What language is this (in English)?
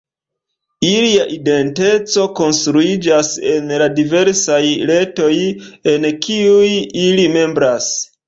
Esperanto